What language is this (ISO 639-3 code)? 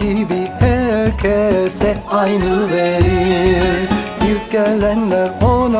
tur